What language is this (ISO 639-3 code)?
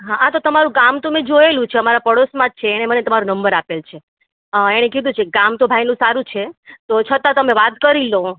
guj